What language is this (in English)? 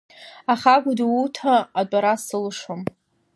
Abkhazian